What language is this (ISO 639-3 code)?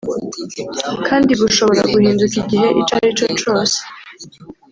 kin